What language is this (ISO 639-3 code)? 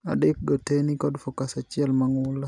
luo